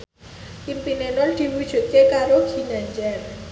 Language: Javanese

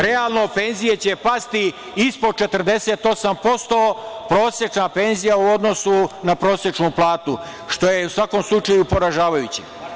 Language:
Serbian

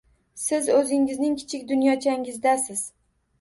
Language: Uzbek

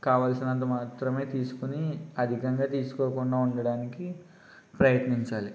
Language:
Telugu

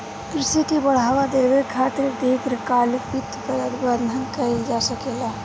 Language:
Bhojpuri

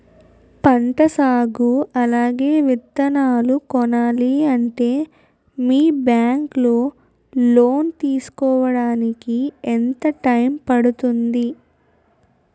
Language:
Telugu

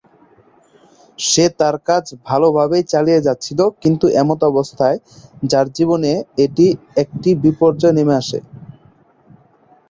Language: Bangla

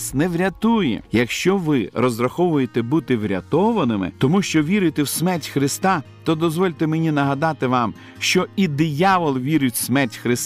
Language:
Ukrainian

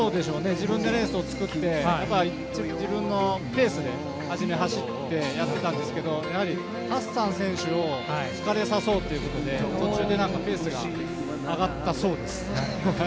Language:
Japanese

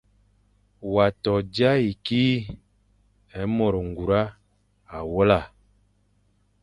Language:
Fang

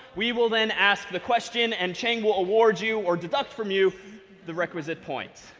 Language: English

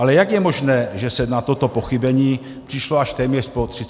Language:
Czech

